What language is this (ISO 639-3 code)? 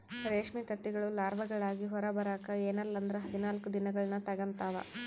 kan